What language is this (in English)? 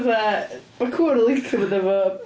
Welsh